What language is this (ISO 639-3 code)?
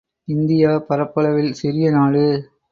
tam